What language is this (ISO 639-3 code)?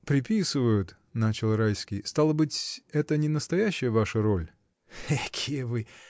rus